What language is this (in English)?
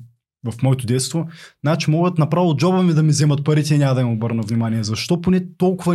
Bulgarian